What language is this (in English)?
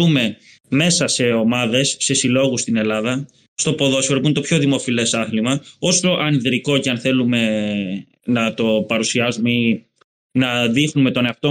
Greek